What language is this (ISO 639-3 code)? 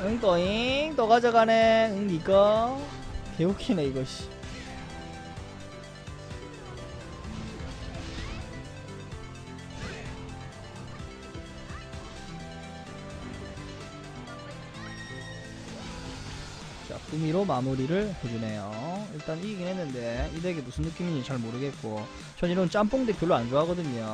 kor